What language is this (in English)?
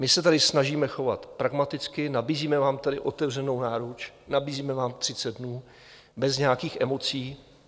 Czech